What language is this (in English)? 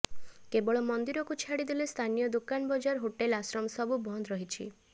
Odia